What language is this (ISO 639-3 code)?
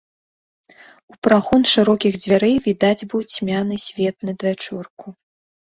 bel